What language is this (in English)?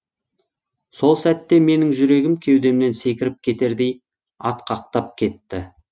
Kazakh